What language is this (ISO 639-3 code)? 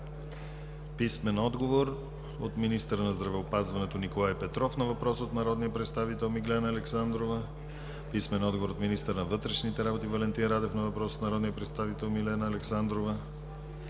bul